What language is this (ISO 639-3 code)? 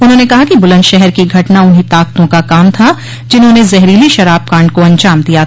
hin